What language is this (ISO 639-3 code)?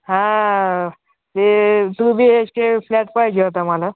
mar